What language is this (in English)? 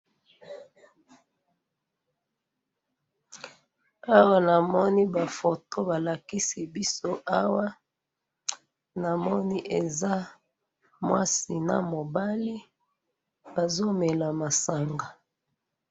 Lingala